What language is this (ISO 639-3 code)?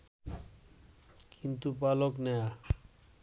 ben